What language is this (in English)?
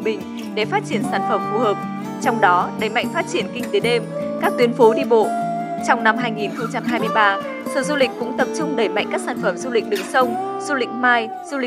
Vietnamese